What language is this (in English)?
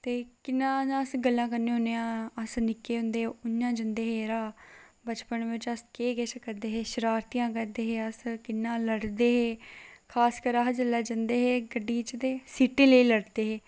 Dogri